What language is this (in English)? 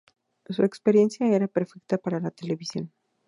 Spanish